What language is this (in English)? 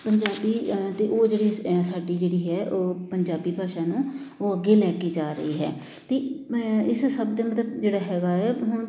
Punjabi